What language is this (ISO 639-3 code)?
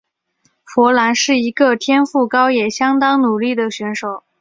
zho